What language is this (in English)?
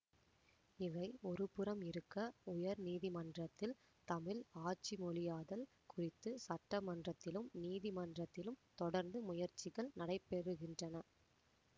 Tamil